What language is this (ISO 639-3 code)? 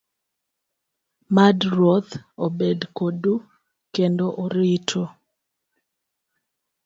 luo